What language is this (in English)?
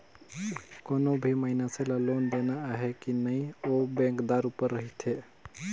Chhattisgarhi